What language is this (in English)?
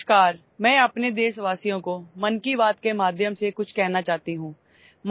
Urdu